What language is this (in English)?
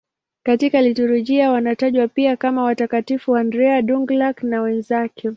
Swahili